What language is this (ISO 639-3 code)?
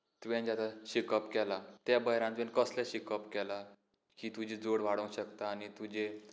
kok